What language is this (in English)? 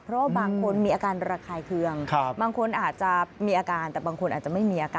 Thai